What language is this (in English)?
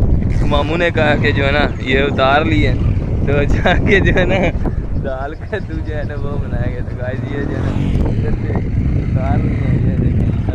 Hindi